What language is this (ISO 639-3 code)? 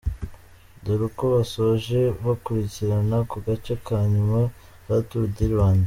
kin